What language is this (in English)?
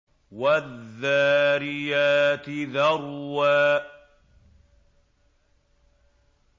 Arabic